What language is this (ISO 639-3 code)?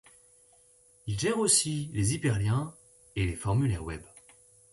fra